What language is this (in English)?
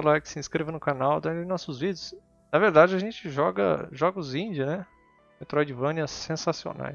Portuguese